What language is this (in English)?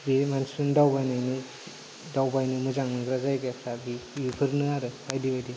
Bodo